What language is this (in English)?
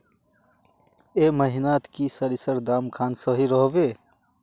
Magahi